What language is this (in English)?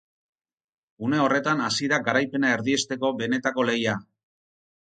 Basque